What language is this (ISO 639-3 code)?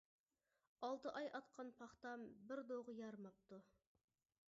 uig